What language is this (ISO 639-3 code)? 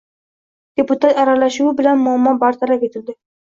uzb